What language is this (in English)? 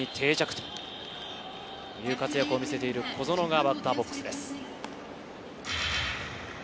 Japanese